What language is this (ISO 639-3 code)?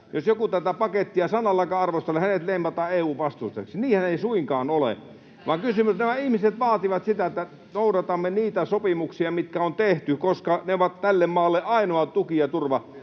fin